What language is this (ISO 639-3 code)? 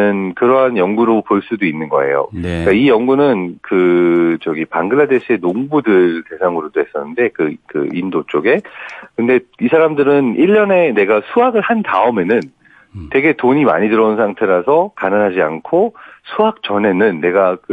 kor